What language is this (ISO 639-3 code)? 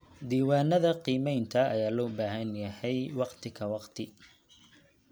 som